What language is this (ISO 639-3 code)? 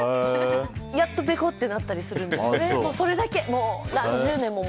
jpn